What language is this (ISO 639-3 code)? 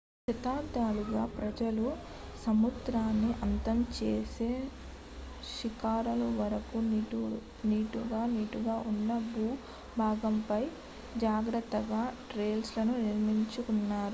tel